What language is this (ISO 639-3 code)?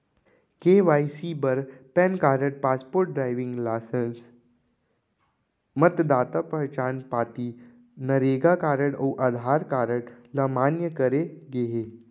hne